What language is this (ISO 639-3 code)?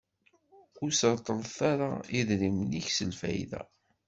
kab